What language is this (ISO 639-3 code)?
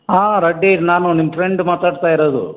kan